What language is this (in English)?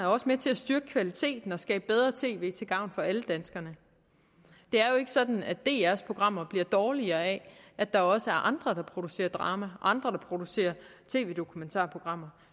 Danish